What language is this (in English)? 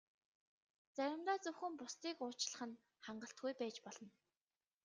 Mongolian